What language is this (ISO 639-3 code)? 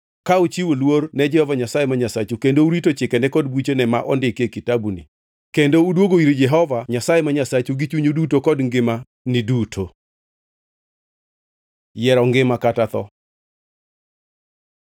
luo